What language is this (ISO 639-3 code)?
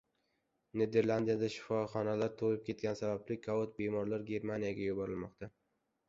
uzb